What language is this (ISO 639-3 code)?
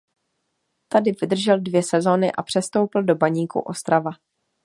ces